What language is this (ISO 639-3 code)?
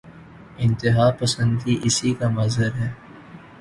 urd